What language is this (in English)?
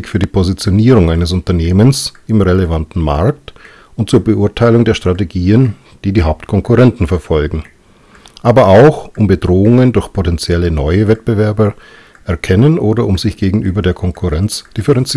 German